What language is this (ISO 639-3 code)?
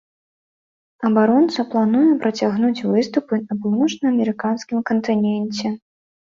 bel